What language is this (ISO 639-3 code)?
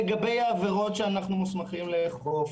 heb